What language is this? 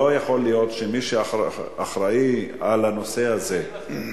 Hebrew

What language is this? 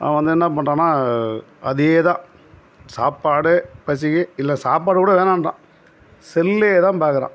Tamil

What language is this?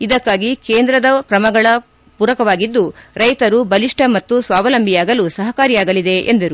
Kannada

